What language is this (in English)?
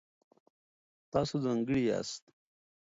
Pashto